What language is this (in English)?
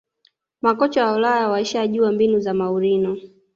Swahili